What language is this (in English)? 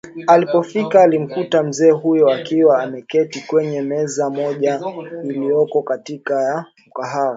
Swahili